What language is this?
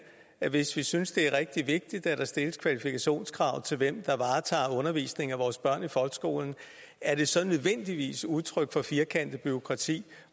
Danish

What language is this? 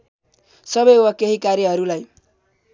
Nepali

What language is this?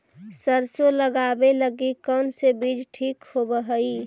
Magahi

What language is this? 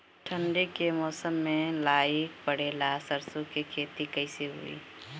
Bhojpuri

